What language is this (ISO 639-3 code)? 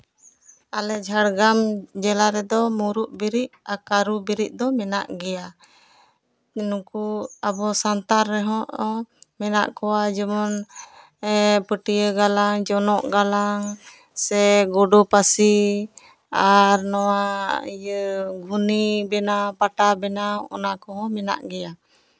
sat